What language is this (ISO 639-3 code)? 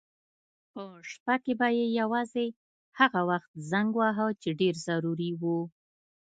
pus